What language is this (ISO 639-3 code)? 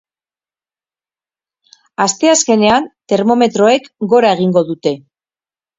eus